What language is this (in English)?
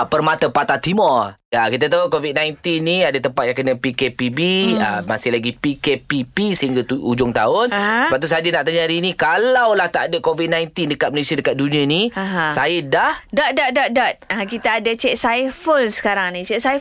Malay